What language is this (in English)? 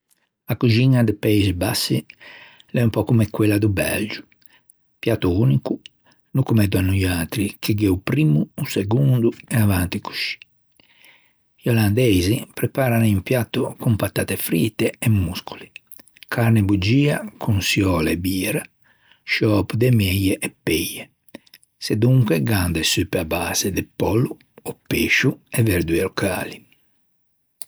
Ligurian